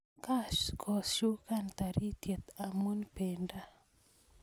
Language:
Kalenjin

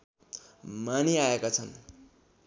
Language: Nepali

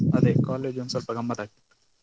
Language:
Kannada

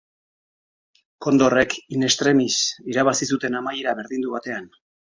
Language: Basque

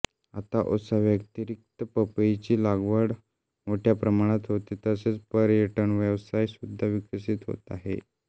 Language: Marathi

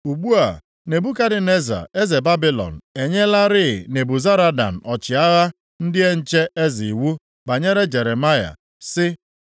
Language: Igbo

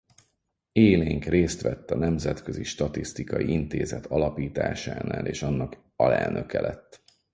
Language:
Hungarian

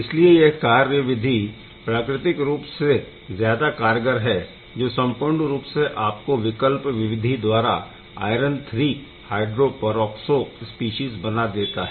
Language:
Hindi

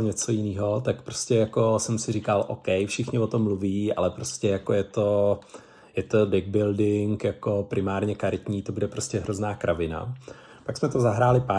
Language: Czech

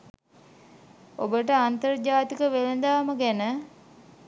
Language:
Sinhala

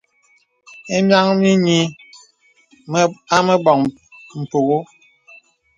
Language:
Bebele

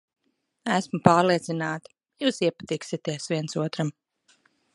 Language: Latvian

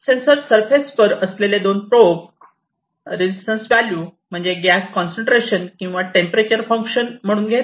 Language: Marathi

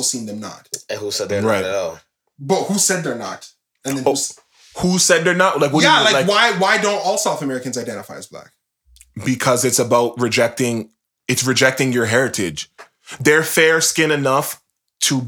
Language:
English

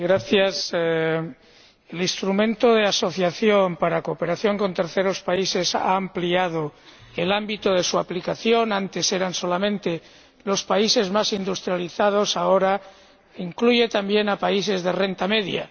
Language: Spanish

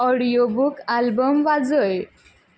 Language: Konkani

